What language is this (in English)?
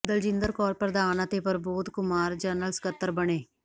Punjabi